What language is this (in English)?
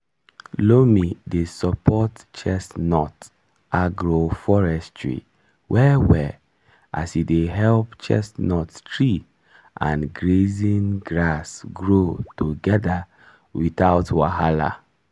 Nigerian Pidgin